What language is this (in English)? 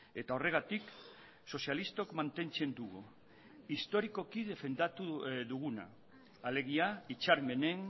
Basque